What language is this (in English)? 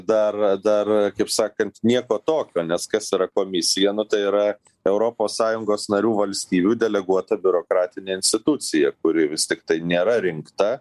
Lithuanian